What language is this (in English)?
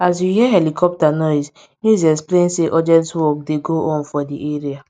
Nigerian Pidgin